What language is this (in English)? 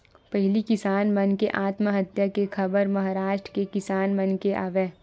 Chhattisgarhi